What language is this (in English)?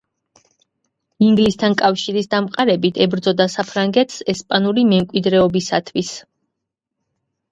Georgian